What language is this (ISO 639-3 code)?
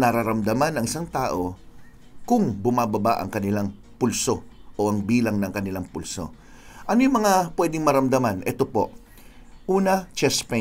fil